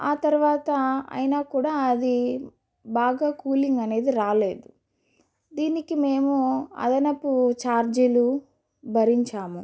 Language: Telugu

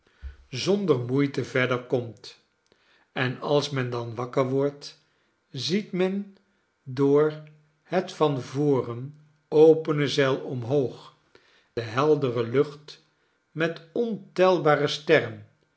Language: Dutch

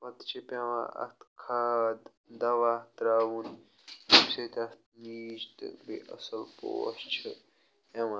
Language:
Kashmiri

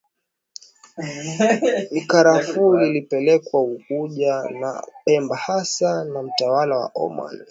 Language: Swahili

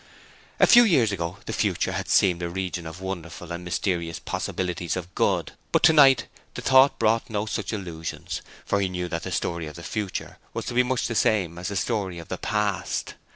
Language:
English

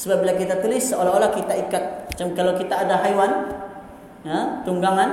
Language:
Malay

